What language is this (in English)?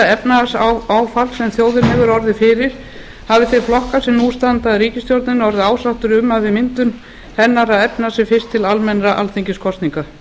Icelandic